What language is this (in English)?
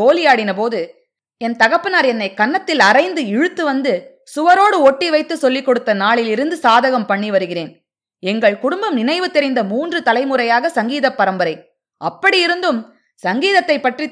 Tamil